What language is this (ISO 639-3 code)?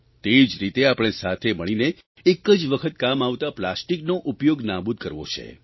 guj